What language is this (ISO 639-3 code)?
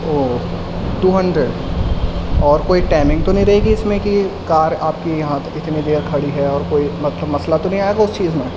urd